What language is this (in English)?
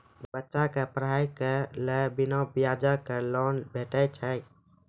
Maithili